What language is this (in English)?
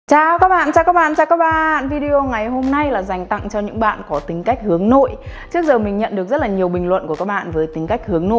Vietnamese